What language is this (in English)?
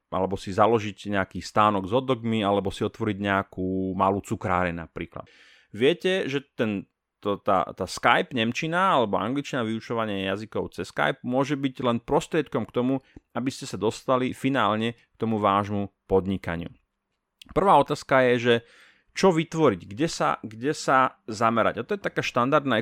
Slovak